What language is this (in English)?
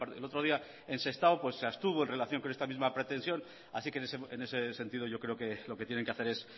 Spanish